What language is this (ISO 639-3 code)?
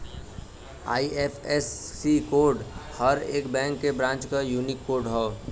bho